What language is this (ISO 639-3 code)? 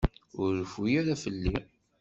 kab